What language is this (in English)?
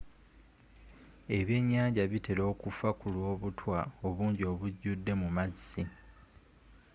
Ganda